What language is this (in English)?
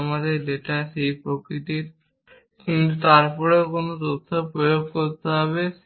Bangla